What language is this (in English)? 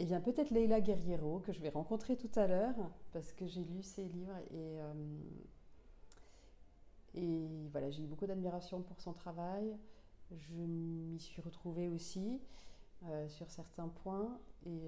French